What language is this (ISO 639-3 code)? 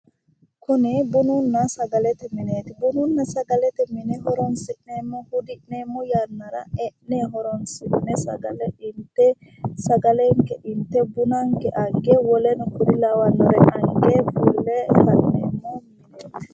sid